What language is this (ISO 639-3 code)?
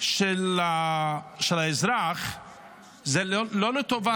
heb